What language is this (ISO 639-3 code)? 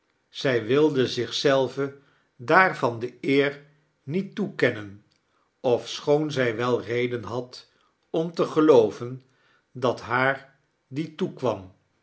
nld